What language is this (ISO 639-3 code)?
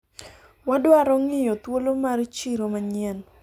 luo